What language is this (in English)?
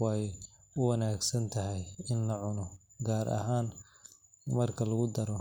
Somali